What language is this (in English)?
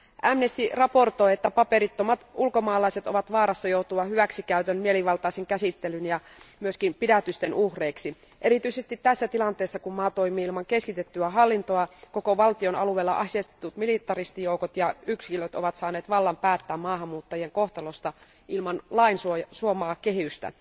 Finnish